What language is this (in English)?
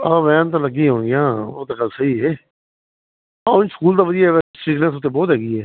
Punjabi